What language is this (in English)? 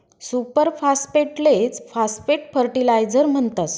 Marathi